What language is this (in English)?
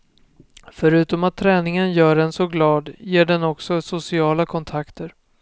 Swedish